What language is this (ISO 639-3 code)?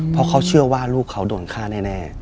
tha